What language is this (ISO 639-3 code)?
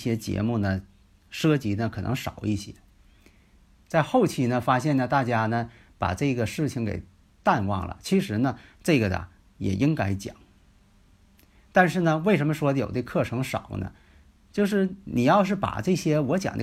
zho